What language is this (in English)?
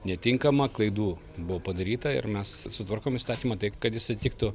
Lithuanian